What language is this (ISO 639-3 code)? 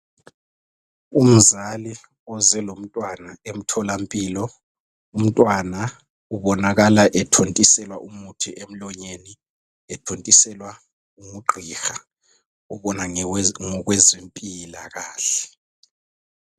nde